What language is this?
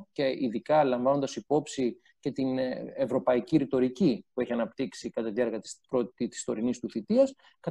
Greek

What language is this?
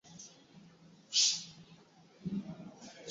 Swahili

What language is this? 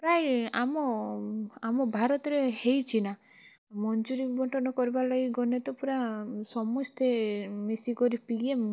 Odia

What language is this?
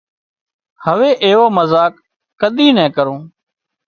Wadiyara Koli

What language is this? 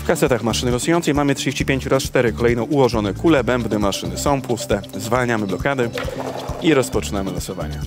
Polish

